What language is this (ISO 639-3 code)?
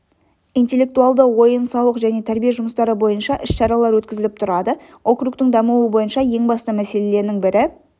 kaz